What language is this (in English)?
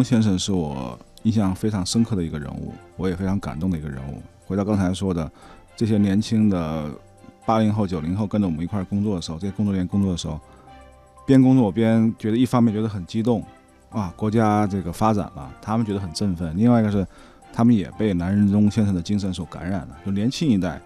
Chinese